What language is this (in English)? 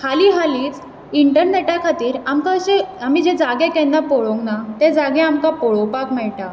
Konkani